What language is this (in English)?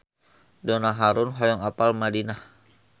Sundanese